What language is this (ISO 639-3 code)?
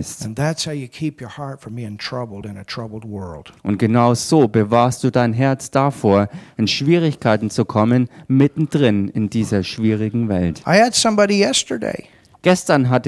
deu